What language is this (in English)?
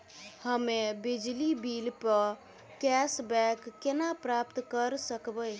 Maithili